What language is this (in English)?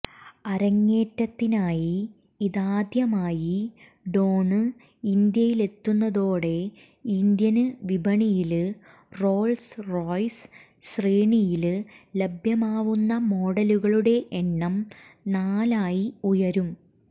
Malayalam